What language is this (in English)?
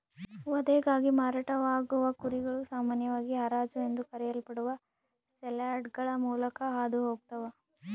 Kannada